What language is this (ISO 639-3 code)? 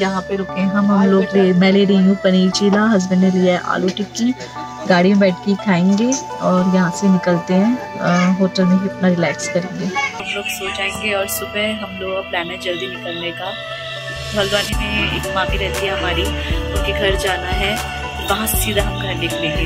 hin